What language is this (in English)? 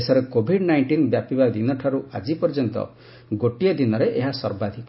Odia